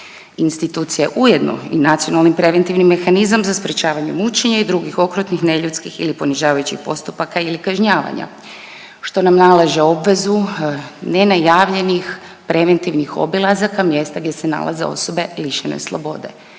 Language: Croatian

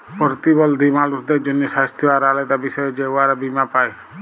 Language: Bangla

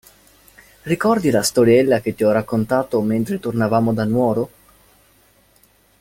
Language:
Italian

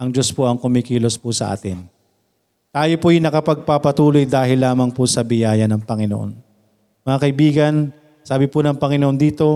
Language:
Filipino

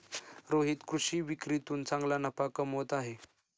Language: Marathi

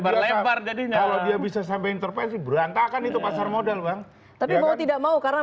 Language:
Indonesian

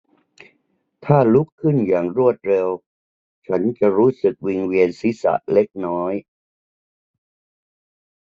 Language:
Thai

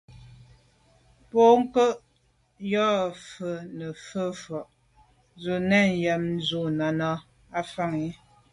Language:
Medumba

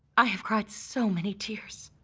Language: English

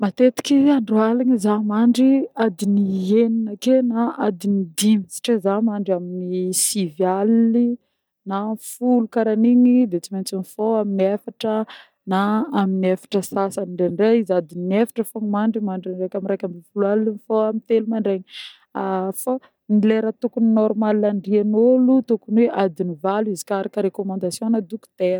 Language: Northern Betsimisaraka Malagasy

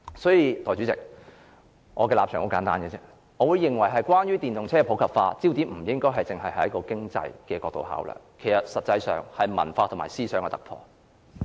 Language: Cantonese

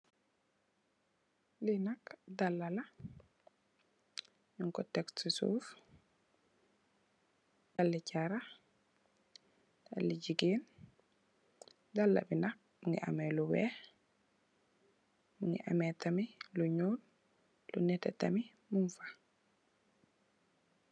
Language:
Wolof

